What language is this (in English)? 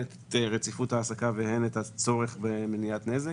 Hebrew